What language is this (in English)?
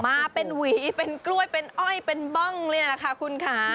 Thai